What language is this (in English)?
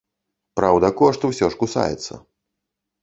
Belarusian